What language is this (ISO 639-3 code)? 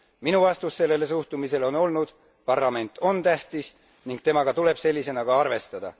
est